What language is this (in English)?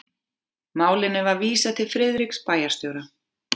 Icelandic